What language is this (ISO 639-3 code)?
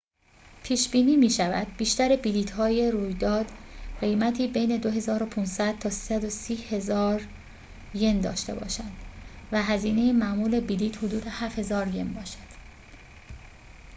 fas